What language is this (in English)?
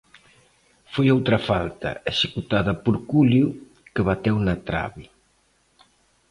Galician